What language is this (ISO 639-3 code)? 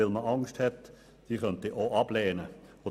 gsw